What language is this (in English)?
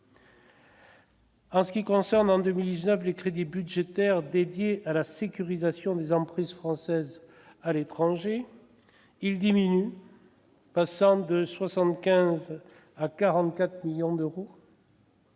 French